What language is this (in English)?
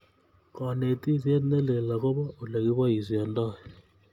Kalenjin